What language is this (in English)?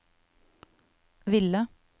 Norwegian